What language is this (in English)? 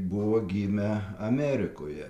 Lithuanian